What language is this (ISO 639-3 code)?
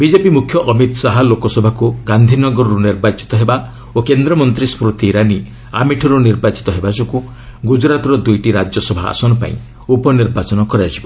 ori